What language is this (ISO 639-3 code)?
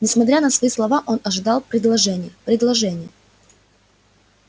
rus